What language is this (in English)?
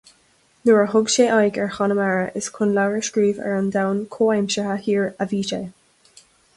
Irish